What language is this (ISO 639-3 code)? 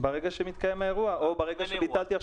heb